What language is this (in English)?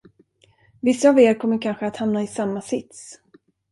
Swedish